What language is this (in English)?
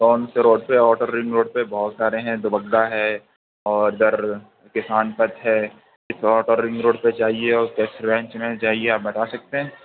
Urdu